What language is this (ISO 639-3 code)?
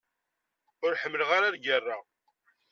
kab